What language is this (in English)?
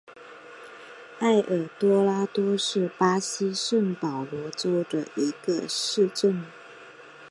Chinese